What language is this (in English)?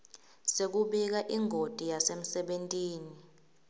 Swati